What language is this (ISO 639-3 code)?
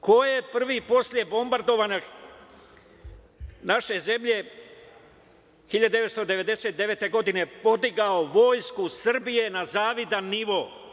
srp